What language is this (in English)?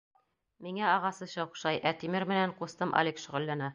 Bashkir